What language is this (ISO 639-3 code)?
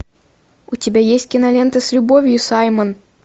rus